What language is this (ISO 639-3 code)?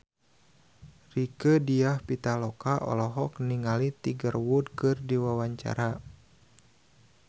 sun